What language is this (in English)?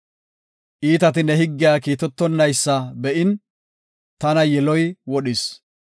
Gofa